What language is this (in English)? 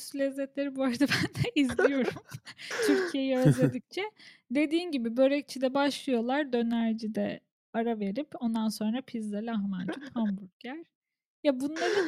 Turkish